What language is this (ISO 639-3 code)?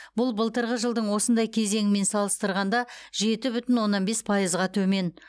kaz